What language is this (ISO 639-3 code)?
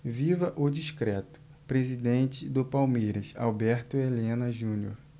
por